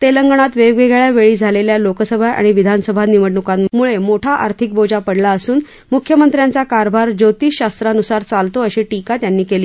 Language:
Marathi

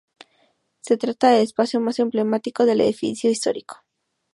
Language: Spanish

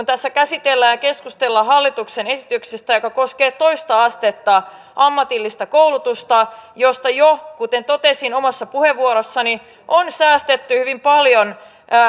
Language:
Finnish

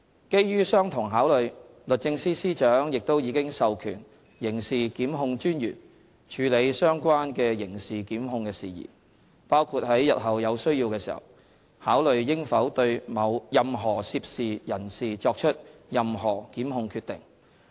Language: Cantonese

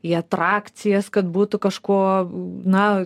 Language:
Lithuanian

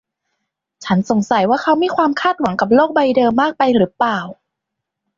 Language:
Thai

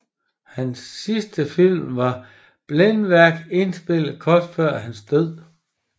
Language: Danish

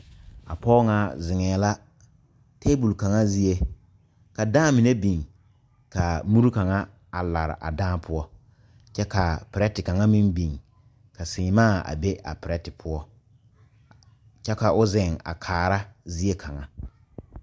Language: Southern Dagaare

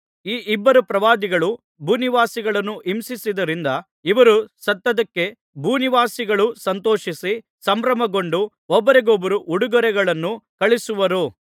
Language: Kannada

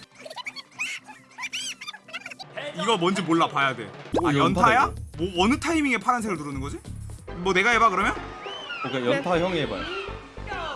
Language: Korean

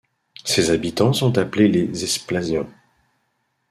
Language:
French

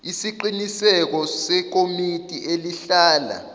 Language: Zulu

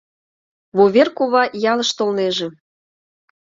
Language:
Mari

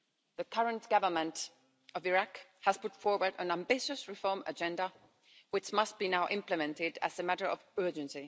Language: English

